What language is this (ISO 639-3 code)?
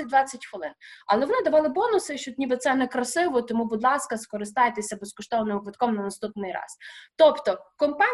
ukr